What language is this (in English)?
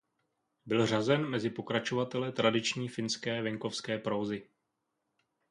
Czech